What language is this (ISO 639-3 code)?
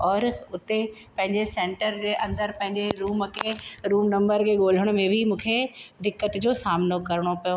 snd